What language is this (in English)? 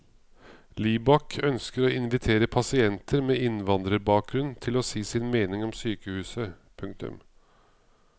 Norwegian